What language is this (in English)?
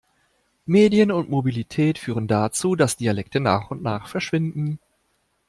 German